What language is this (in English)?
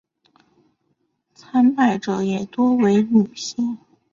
Chinese